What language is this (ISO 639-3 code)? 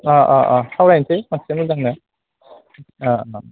brx